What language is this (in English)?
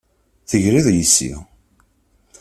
Kabyle